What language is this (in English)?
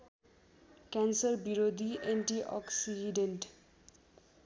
Nepali